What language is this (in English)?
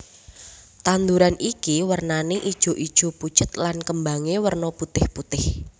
Javanese